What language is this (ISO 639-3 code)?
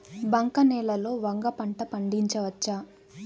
tel